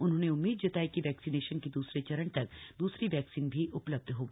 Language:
Hindi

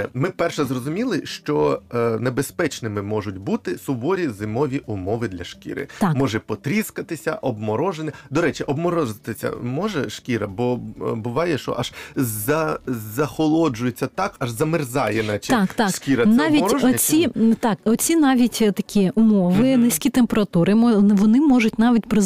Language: Ukrainian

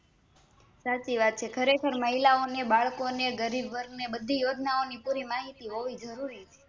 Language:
Gujarati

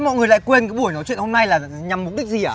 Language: Vietnamese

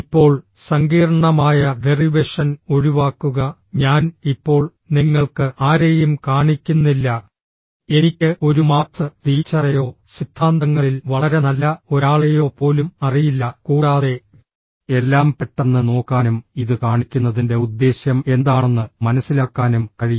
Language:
Malayalam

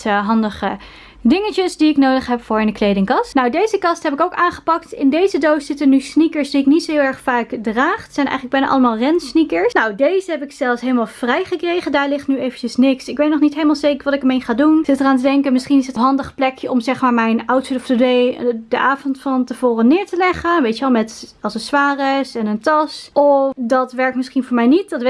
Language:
Dutch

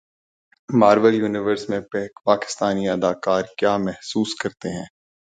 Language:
Urdu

